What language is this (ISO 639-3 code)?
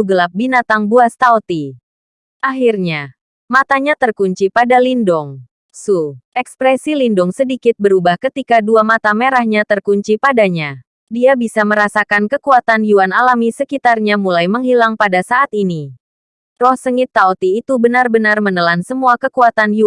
ind